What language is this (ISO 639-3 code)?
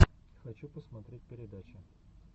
rus